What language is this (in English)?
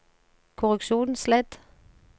Norwegian